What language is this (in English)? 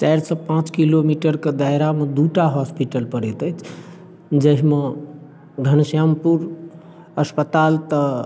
Maithili